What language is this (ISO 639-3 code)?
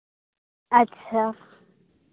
sat